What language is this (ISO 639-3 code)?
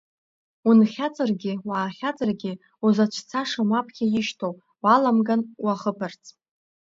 abk